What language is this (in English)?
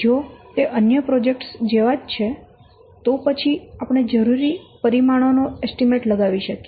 Gujarati